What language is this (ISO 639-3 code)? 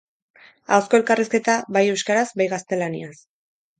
eus